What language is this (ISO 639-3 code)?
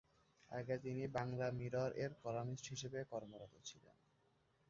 ben